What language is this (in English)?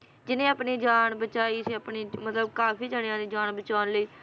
Punjabi